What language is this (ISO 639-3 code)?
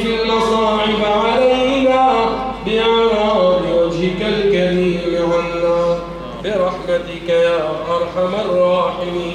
ara